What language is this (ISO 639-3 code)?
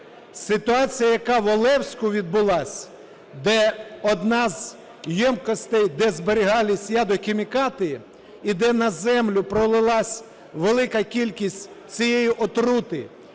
ukr